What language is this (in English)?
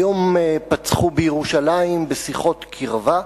Hebrew